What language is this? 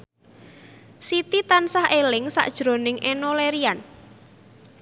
Javanese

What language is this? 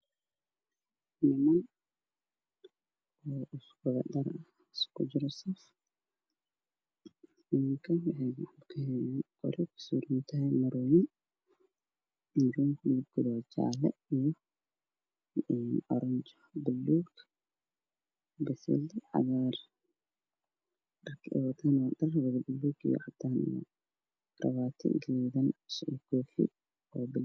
Somali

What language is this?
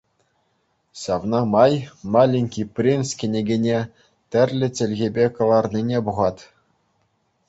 Chuvash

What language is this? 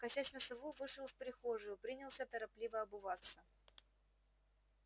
Russian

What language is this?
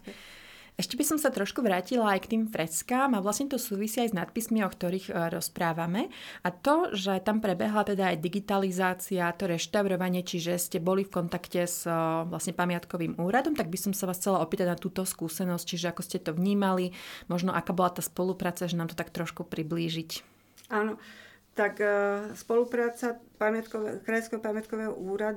Slovak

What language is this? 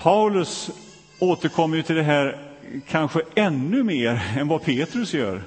Swedish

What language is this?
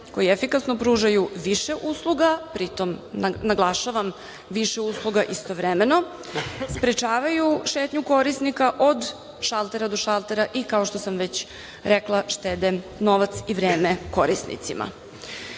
Serbian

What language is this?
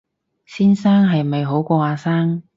Cantonese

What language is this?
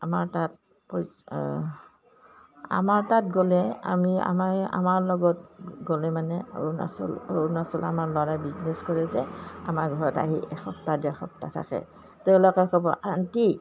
Assamese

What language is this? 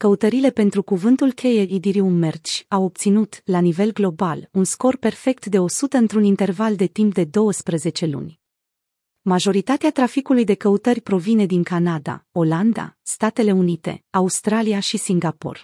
Romanian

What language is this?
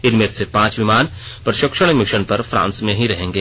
Hindi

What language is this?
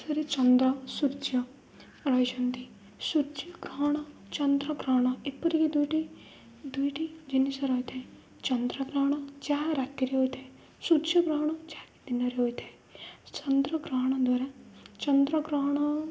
Odia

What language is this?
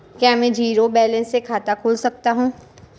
Hindi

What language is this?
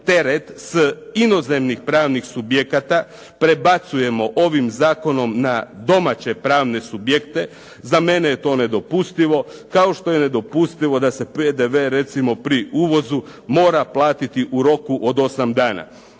Croatian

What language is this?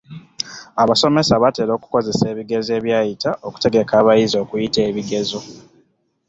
Ganda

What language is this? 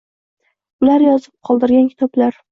Uzbek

